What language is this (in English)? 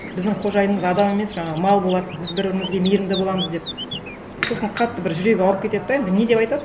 Kazakh